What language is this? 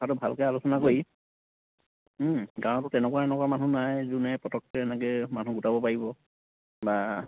Assamese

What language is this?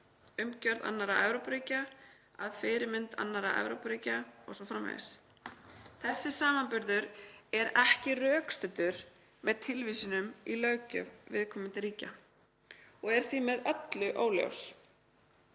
Icelandic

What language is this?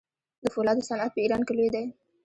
Pashto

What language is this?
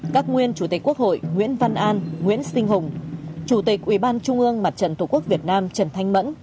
Vietnamese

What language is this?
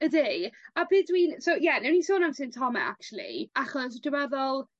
Welsh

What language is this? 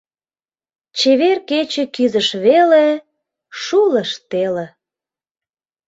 Mari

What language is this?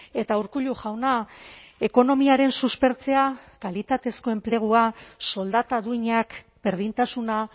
Basque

